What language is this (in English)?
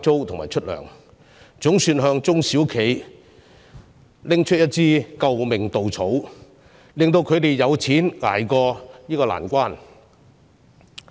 Cantonese